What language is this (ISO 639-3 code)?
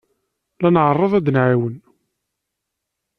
kab